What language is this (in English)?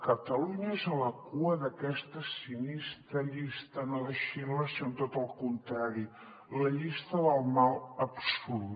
Catalan